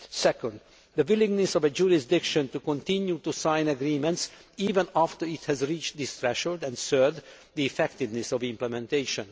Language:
English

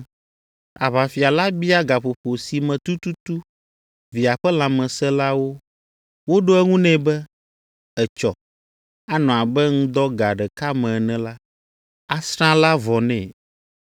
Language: Ewe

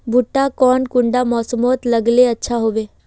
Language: Magahi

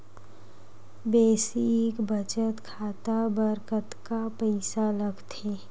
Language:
Chhattisgarhi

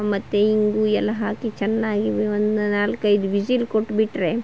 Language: Kannada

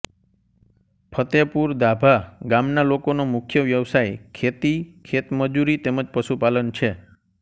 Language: Gujarati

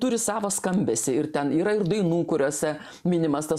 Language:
Lithuanian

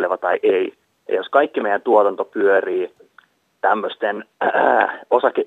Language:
Finnish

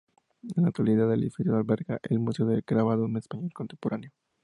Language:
Spanish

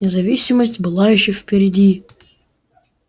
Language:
Russian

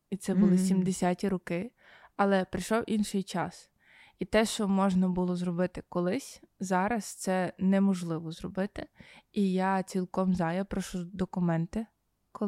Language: Ukrainian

